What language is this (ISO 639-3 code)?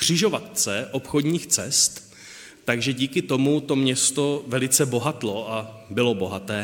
ces